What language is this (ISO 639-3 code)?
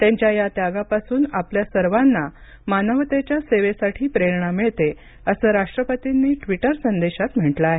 mar